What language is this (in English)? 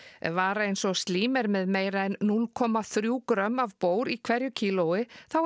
Icelandic